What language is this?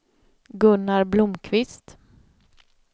Swedish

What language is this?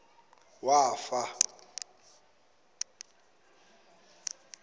Zulu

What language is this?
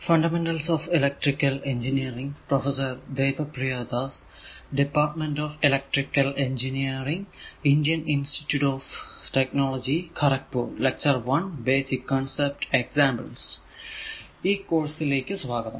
Malayalam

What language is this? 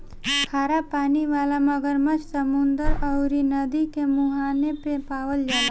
Bhojpuri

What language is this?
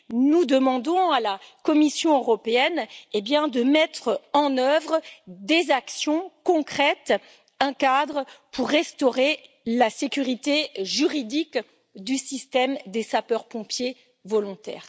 French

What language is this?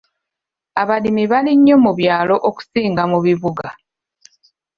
Ganda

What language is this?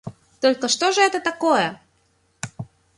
Russian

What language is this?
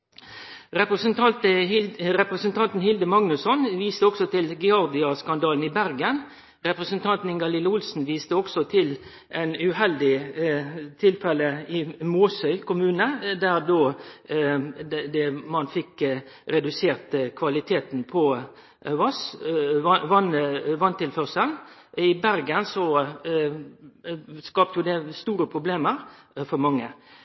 Norwegian Nynorsk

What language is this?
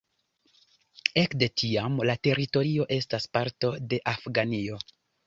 Esperanto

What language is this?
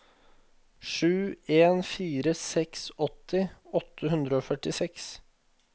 Norwegian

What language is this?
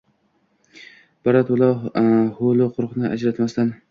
Uzbek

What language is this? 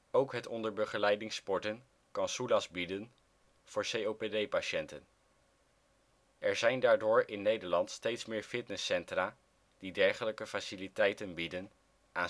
Dutch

